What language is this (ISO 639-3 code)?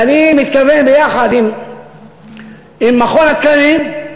heb